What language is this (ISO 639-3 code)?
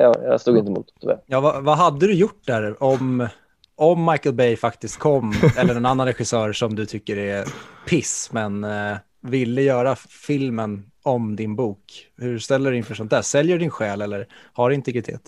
swe